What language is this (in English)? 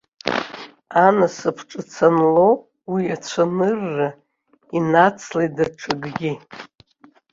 Abkhazian